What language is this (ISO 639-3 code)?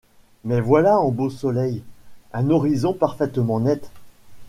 fra